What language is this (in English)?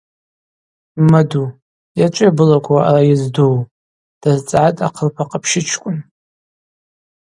Abaza